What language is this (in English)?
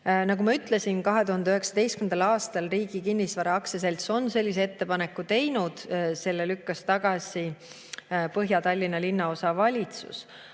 Estonian